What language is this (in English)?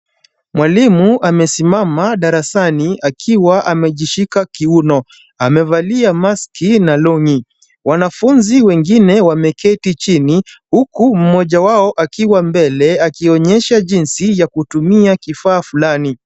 Swahili